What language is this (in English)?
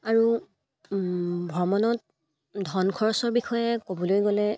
Assamese